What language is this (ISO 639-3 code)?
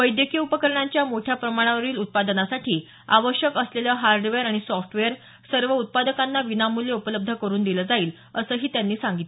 mar